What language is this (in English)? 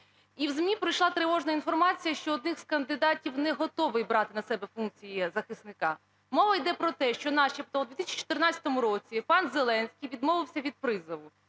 Ukrainian